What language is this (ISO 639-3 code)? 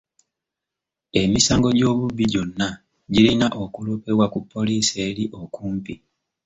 lug